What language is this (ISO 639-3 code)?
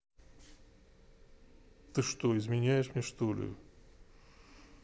rus